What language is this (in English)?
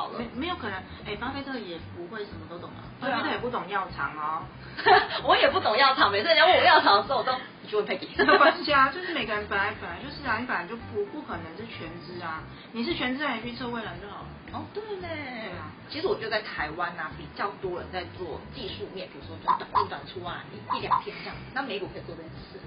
Chinese